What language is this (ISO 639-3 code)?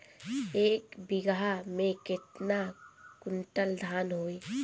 bho